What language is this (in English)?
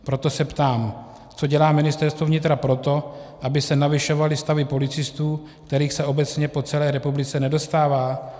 Czech